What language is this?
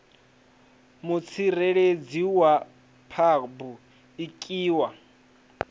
Venda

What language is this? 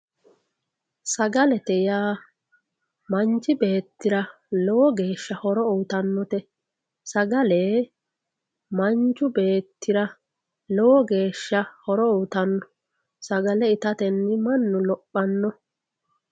Sidamo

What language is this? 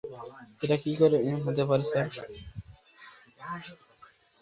Bangla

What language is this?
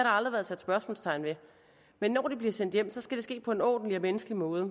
Danish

